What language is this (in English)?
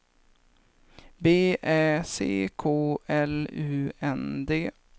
Swedish